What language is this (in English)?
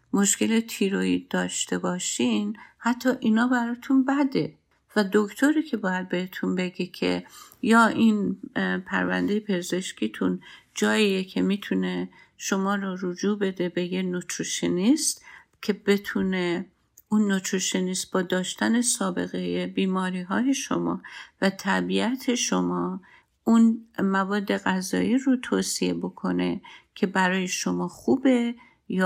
Persian